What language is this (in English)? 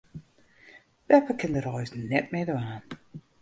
Western Frisian